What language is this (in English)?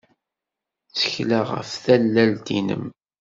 Kabyle